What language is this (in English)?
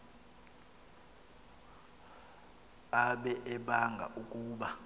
Xhosa